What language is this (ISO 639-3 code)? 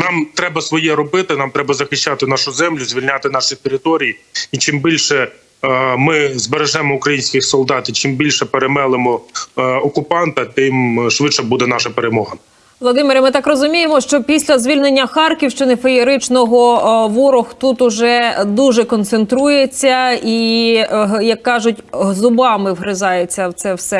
ukr